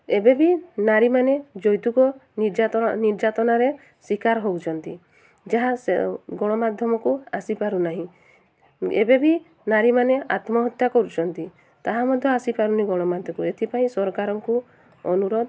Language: Odia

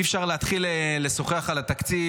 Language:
Hebrew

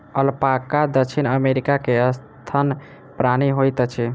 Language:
Maithili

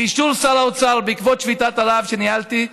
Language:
Hebrew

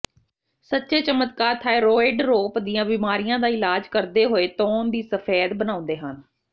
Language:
Punjabi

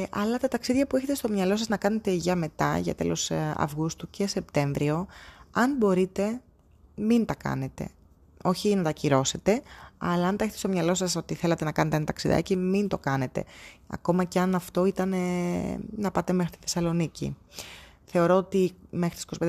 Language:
Greek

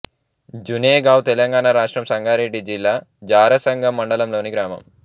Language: Telugu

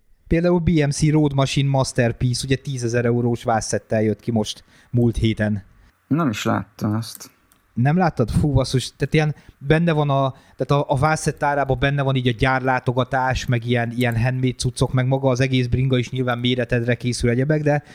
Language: Hungarian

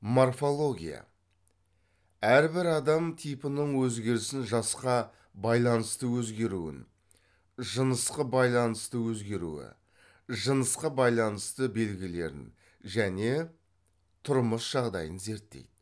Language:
Kazakh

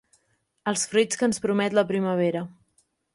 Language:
Catalan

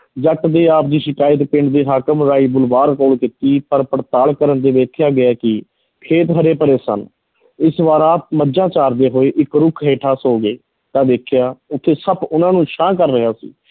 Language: Punjabi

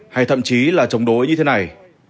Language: Vietnamese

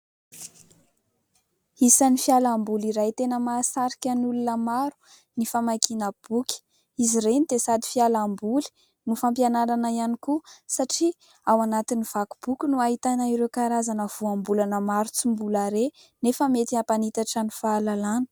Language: Malagasy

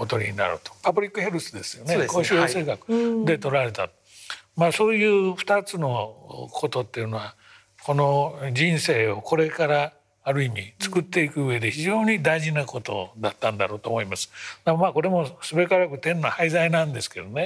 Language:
Japanese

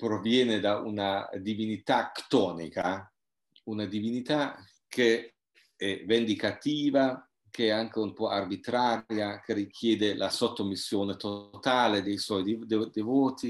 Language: Italian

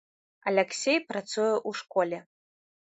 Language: Belarusian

